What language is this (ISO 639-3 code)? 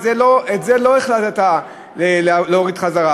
heb